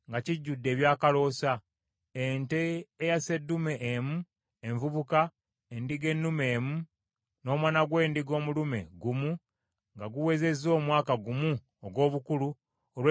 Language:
Ganda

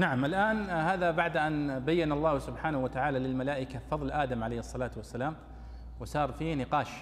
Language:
Arabic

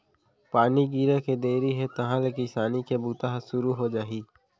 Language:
Chhattisgarhi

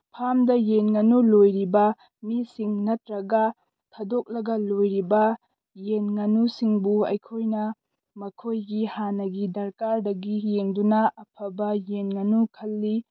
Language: Manipuri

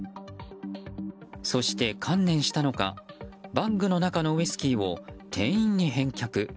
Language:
Japanese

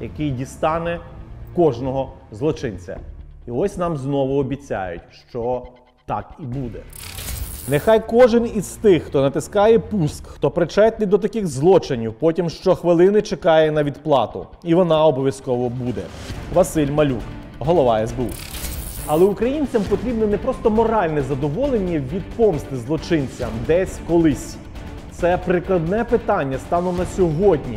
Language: Ukrainian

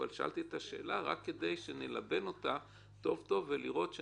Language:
Hebrew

